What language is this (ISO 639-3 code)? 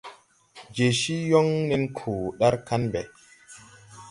tui